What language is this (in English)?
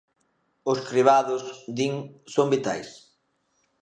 Galician